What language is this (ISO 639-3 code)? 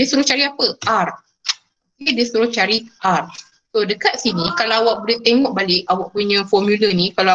msa